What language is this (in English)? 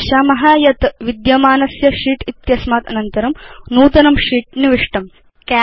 Sanskrit